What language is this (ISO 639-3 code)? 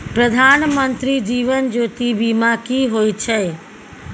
mai